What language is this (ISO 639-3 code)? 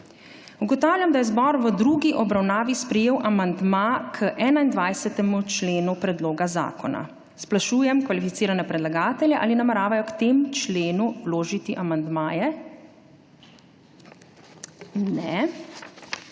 slv